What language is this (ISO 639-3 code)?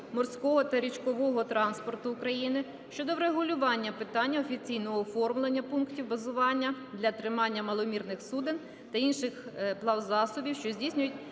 ukr